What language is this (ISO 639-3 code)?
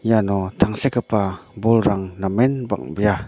grt